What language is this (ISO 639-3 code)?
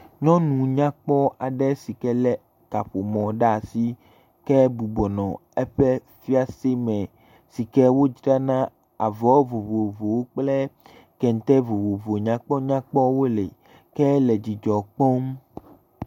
ewe